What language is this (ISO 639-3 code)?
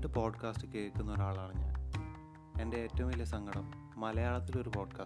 mal